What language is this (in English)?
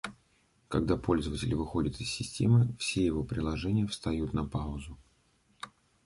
Russian